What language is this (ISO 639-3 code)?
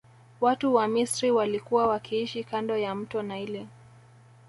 swa